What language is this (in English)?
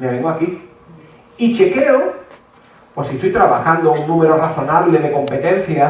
Spanish